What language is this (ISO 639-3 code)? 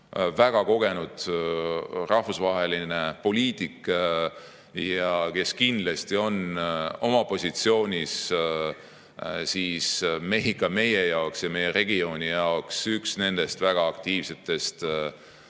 est